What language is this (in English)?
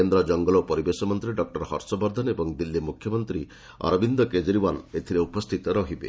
Odia